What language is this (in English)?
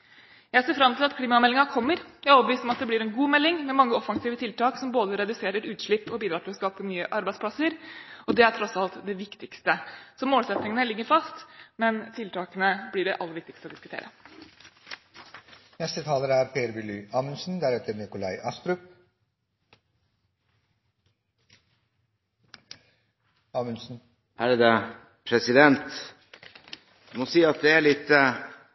Norwegian Bokmål